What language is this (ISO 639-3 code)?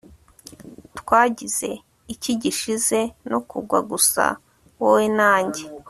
kin